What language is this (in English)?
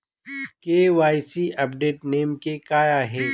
Marathi